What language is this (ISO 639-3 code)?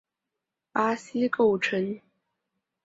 zho